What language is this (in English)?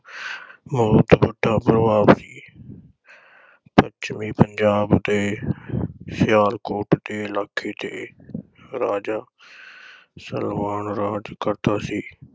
Punjabi